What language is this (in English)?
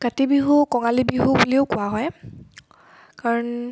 Assamese